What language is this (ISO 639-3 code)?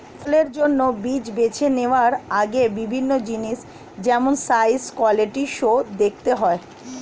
ben